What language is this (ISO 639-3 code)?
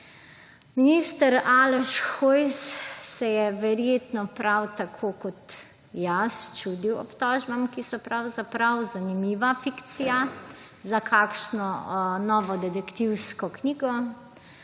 slv